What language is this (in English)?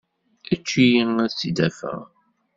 Kabyle